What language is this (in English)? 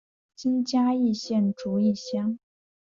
Chinese